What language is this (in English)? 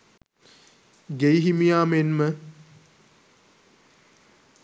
Sinhala